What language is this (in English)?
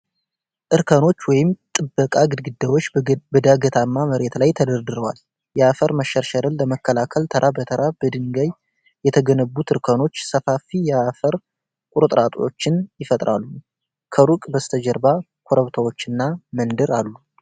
Amharic